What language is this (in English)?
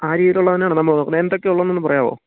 Malayalam